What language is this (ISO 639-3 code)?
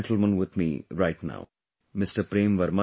eng